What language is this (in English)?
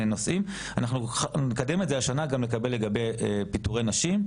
Hebrew